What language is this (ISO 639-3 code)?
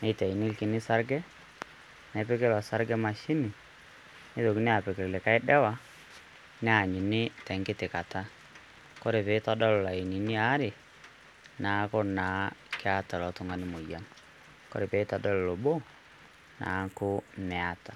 mas